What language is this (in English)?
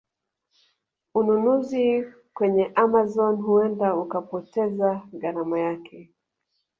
Swahili